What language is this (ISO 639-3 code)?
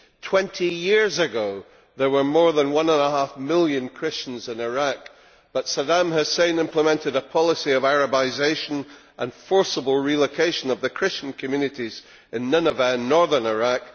eng